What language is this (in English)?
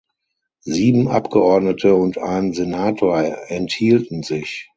German